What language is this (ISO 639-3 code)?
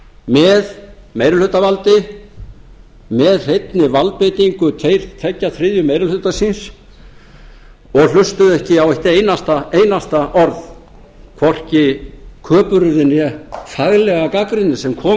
isl